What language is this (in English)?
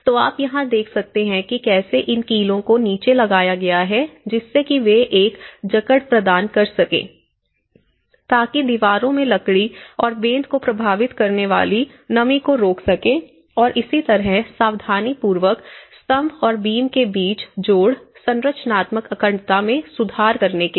Hindi